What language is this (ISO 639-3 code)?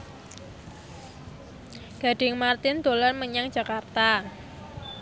jav